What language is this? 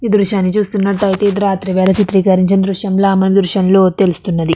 Telugu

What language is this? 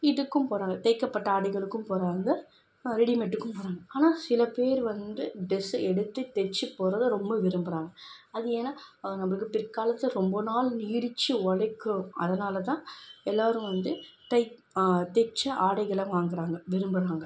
Tamil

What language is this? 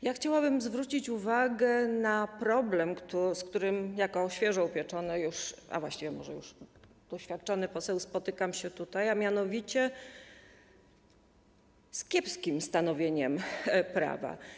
Polish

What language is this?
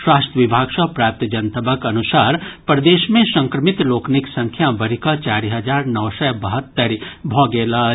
Maithili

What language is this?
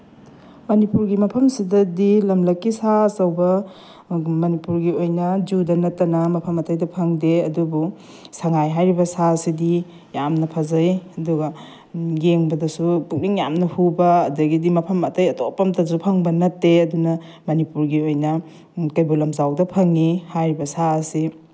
Manipuri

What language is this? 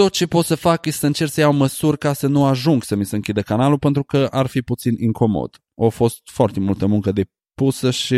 Romanian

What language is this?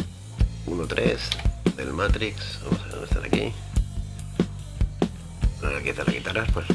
Spanish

